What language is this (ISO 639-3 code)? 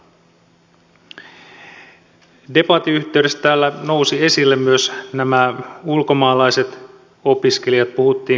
fin